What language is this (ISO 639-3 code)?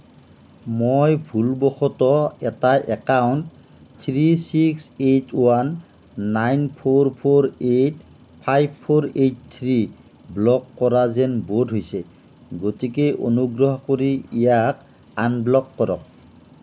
asm